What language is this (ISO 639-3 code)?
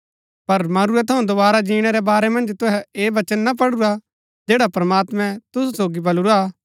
gbk